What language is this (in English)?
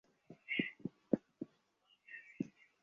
Bangla